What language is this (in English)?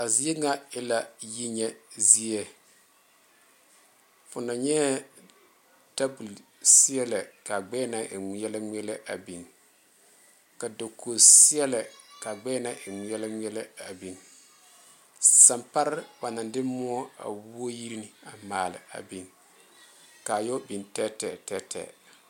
Southern Dagaare